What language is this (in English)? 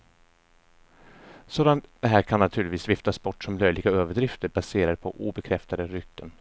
Swedish